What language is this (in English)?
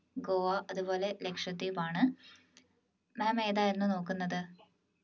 Malayalam